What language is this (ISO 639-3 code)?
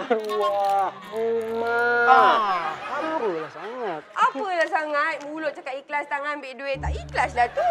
msa